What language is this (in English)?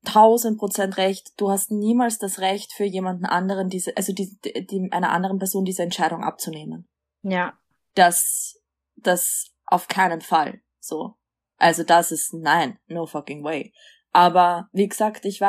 German